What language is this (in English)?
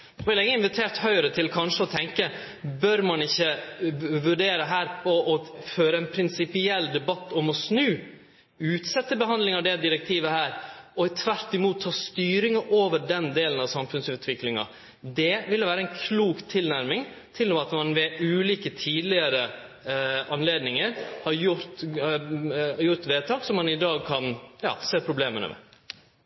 Norwegian Nynorsk